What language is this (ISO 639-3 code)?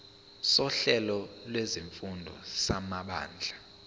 zul